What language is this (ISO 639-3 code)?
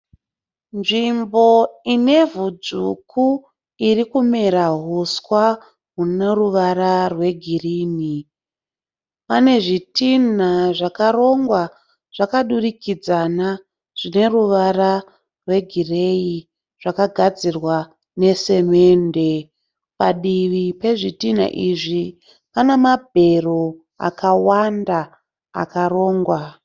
sna